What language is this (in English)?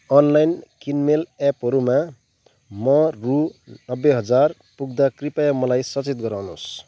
Nepali